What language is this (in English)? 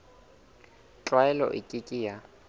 Southern Sotho